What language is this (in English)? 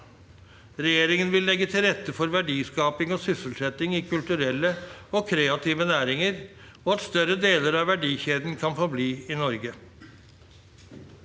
Norwegian